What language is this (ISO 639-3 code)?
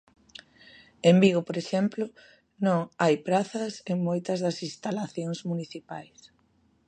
glg